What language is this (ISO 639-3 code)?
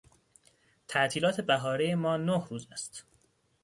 fas